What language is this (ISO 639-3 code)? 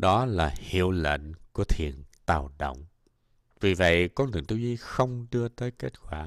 vie